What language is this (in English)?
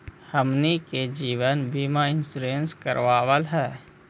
Magahi